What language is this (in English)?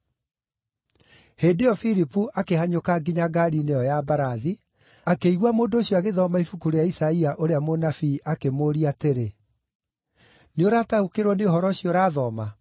Kikuyu